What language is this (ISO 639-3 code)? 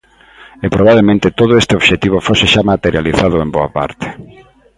glg